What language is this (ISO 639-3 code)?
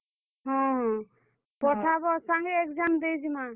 ori